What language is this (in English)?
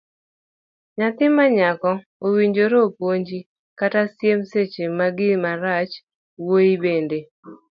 Luo (Kenya and Tanzania)